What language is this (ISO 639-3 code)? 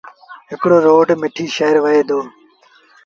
sbn